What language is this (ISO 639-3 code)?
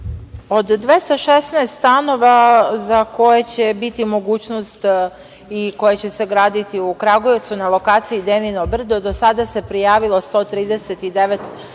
srp